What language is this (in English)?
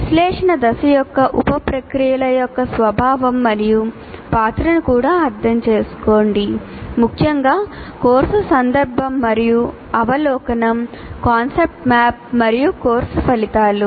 Telugu